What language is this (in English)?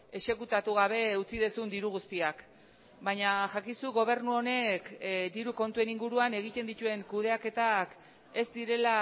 Basque